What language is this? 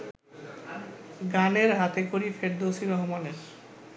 Bangla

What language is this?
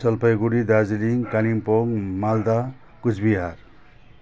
Nepali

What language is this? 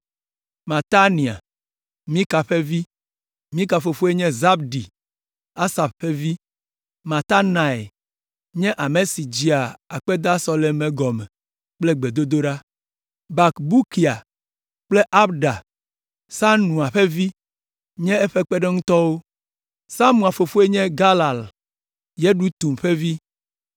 Ewe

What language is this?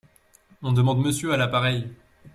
French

